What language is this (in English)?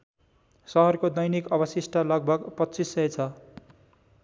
Nepali